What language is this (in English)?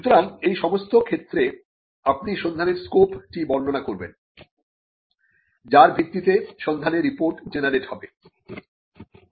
Bangla